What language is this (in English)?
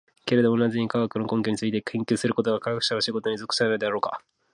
Japanese